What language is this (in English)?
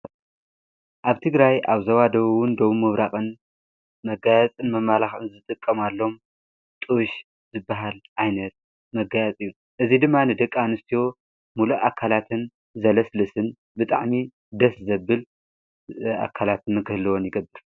Tigrinya